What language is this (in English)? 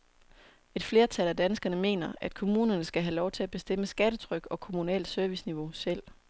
Danish